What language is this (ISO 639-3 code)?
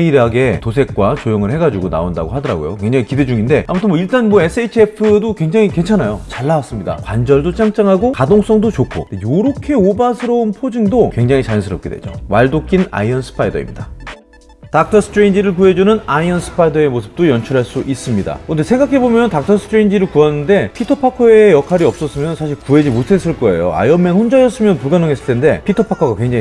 kor